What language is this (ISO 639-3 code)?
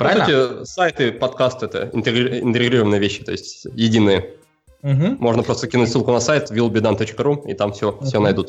rus